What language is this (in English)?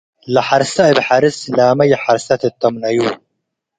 Tigre